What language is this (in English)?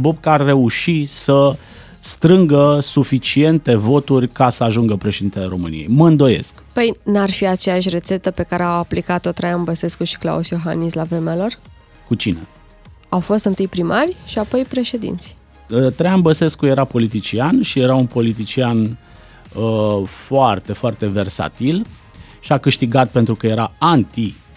Romanian